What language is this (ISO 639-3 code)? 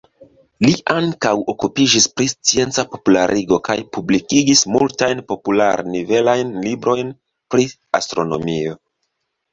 epo